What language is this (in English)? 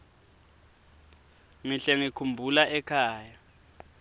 Swati